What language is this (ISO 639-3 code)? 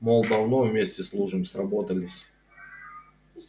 rus